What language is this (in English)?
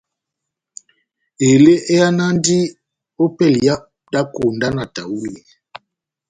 Batanga